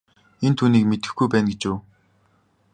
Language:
Mongolian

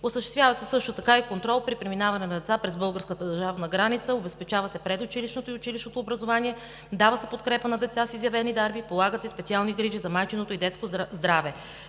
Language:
Bulgarian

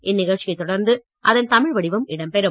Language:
Tamil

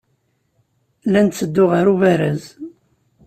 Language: Kabyle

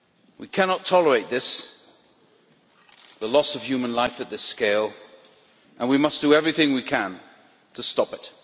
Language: English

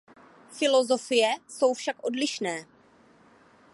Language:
Czech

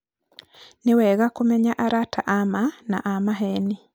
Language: Kikuyu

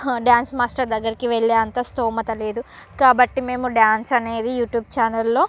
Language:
Telugu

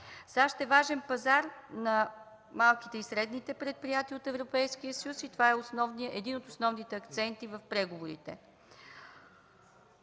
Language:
Bulgarian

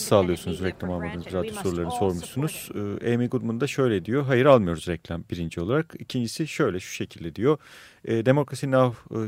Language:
Turkish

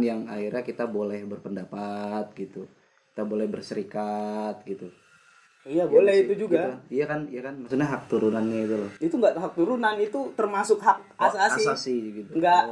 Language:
Indonesian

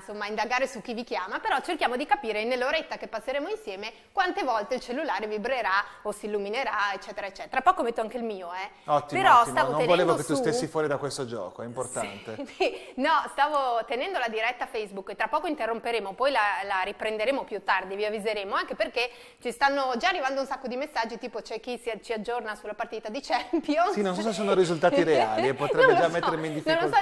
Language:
Italian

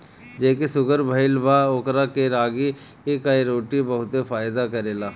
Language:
Bhojpuri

